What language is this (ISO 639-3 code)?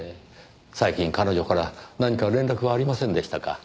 jpn